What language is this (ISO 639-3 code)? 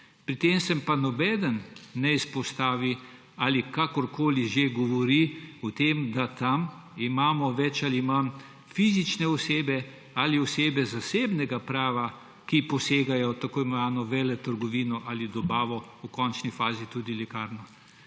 slv